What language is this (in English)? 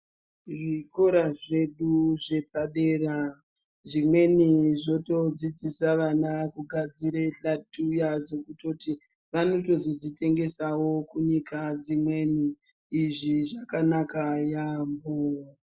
Ndau